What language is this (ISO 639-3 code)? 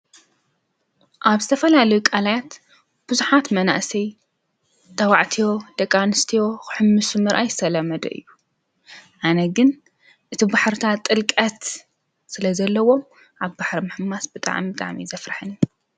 tir